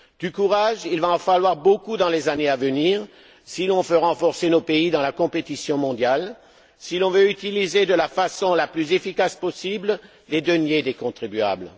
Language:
French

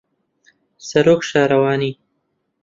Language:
Central Kurdish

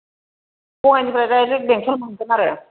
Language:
Bodo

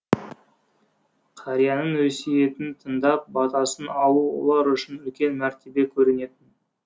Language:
Kazakh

